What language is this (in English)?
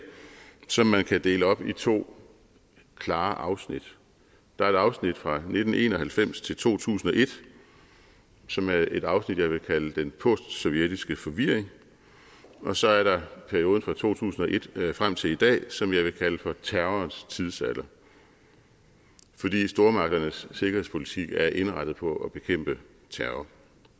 Danish